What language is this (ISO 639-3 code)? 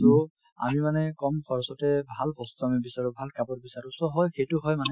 asm